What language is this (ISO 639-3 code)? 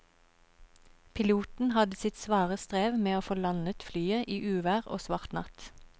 nor